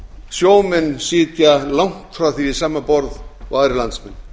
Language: Icelandic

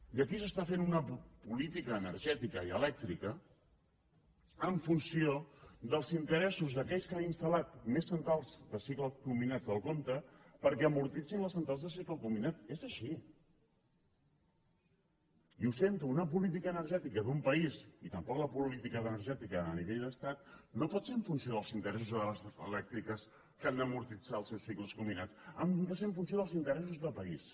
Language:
Catalan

